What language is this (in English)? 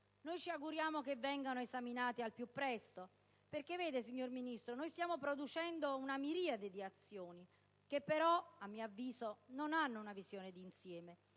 Italian